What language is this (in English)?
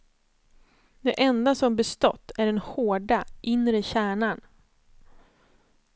Swedish